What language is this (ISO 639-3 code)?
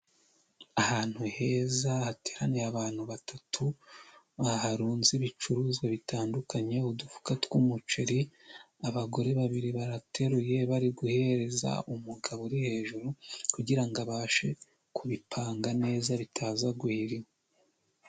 kin